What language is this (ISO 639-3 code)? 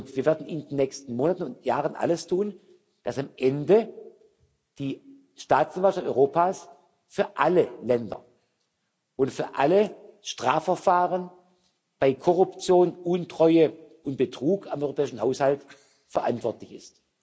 deu